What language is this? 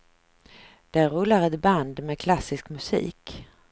Swedish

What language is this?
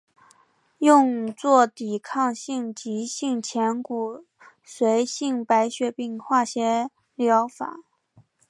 Chinese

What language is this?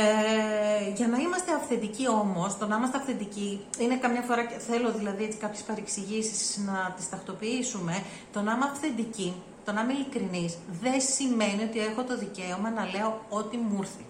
Greek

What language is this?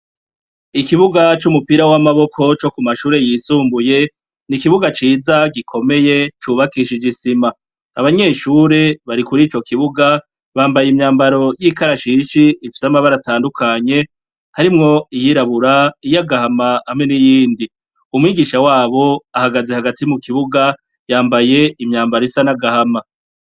Rundi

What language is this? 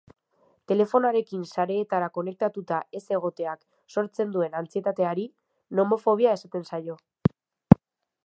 Basque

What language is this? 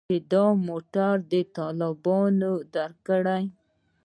Pashto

